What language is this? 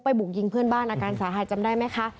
Thai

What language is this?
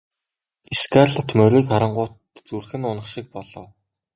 Mongolian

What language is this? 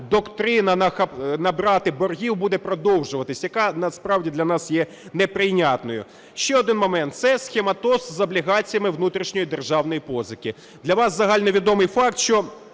Ukrainian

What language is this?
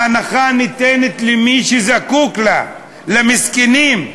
Hebrew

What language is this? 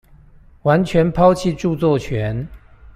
Chinese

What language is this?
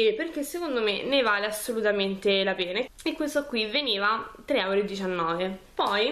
Italian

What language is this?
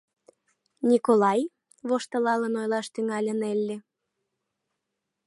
Mari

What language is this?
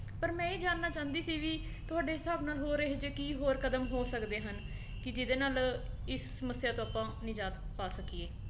Punjabi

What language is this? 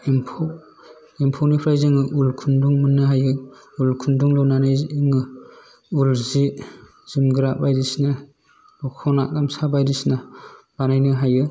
Bodo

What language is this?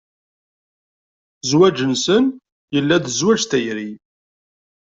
Kabyle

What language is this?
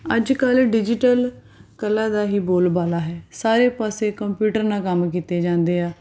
Punjabi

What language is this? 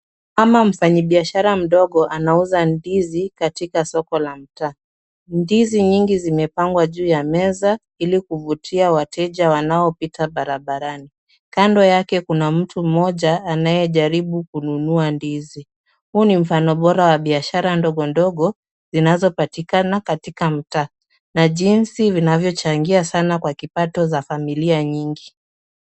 Swahili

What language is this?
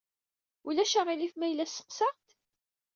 Kabyle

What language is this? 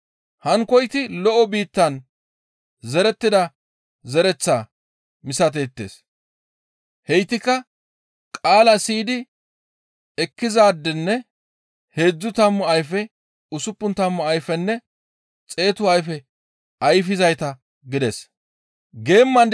Gamo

